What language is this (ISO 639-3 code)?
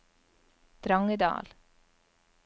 nor